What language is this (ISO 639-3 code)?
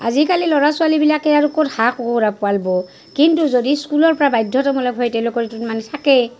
asm